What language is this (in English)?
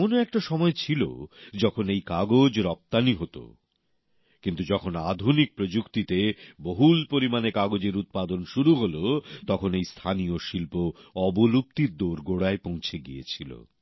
Bangla